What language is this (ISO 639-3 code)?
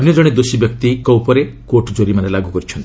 ori